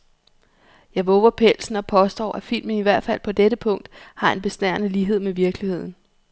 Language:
Danish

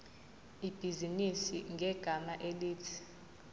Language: Zulu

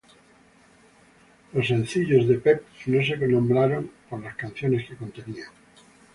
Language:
Spanish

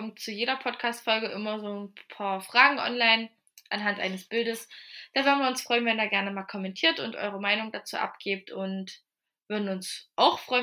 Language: German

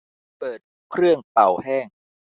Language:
Thai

